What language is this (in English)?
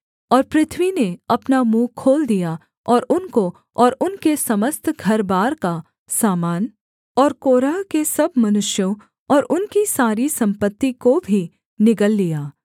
Hindi